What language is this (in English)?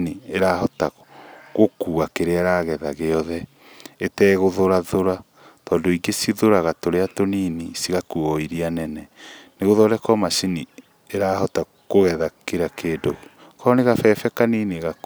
Kikuyu